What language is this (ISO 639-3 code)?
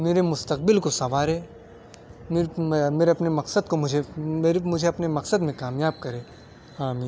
urd